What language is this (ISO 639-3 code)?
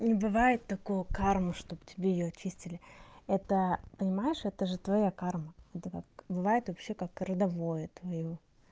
rus